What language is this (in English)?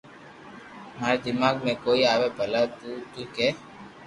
Loarki